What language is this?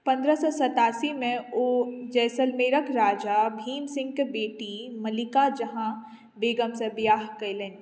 Maithili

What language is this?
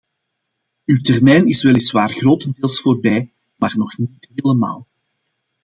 Dutch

